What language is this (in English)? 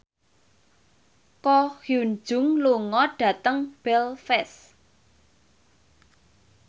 Javanese